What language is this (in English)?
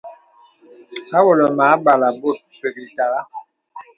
Bebele